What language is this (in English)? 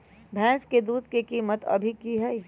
Magahi